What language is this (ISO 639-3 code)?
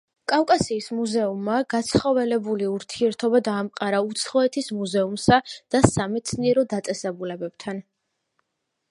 kat